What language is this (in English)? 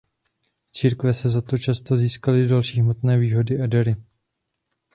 Czech